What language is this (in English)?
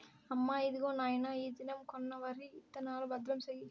Telugu